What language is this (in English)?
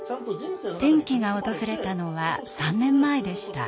Japanese